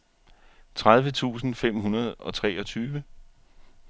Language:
Danish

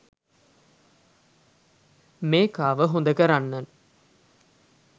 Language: Sinhala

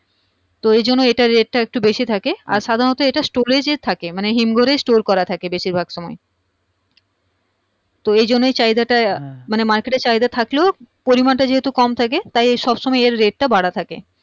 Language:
Bangla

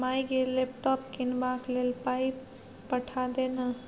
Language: Maithili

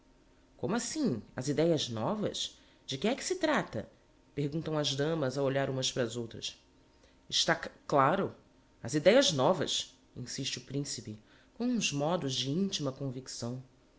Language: Portuguese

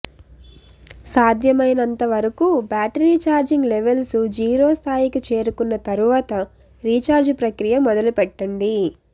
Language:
Telugu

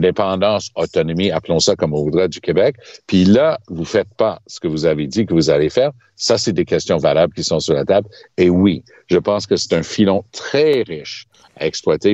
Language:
French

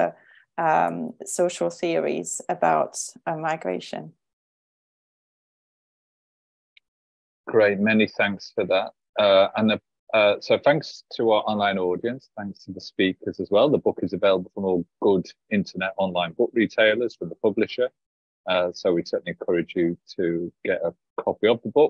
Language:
English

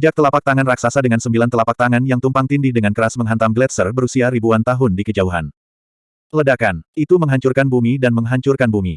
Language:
Indonesian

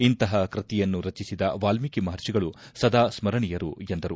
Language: Kannada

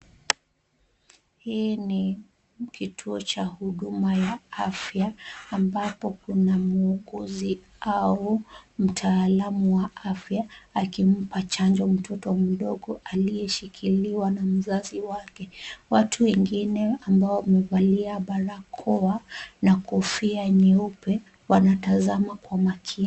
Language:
Swahili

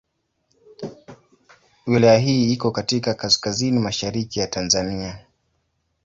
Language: Swahili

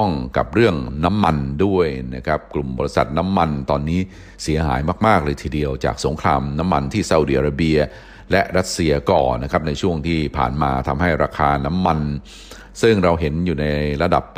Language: Thai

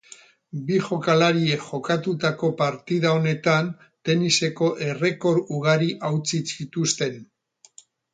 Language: Basque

